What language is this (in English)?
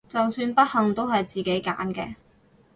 Cantonese